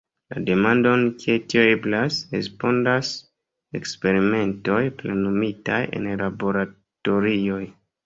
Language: Esperanto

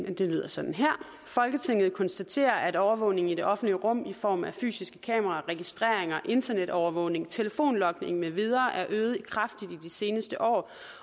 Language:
Danish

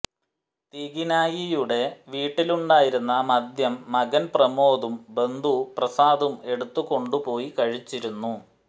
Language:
Malayalam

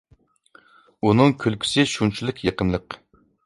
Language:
Uyghur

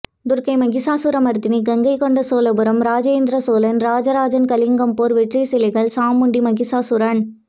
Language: Tamil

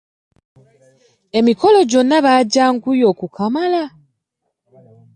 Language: Ganda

